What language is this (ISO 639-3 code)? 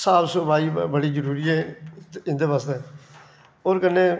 doi